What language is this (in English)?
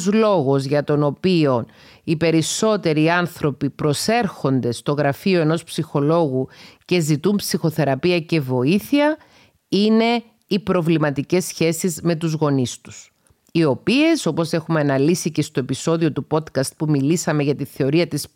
Greek